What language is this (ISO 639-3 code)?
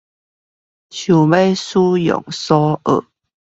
zho